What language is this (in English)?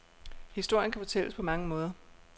Danish